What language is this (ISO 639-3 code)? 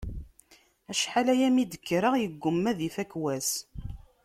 kab